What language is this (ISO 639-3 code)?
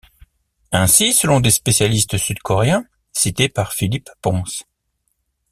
fra